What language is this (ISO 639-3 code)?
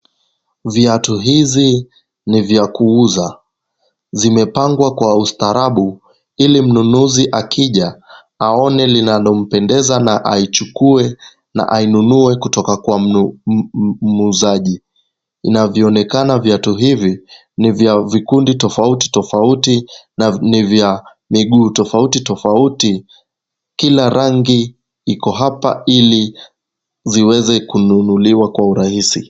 swa